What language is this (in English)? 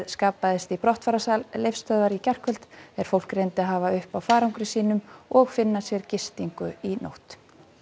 Icelandic